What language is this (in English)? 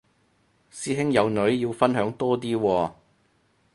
Cantonese